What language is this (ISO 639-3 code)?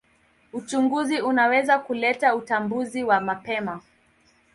swa